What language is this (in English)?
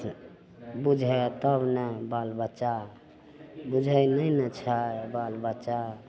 Maithili